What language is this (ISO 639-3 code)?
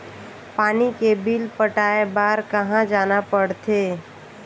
hne